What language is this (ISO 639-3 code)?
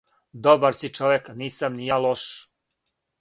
srp